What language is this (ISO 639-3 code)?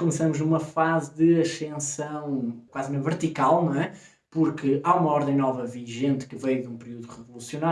por